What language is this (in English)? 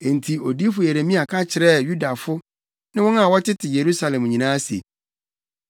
Akan